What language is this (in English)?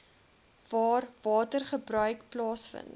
Afrikaans